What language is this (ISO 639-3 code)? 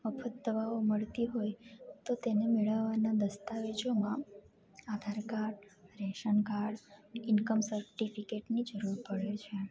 guj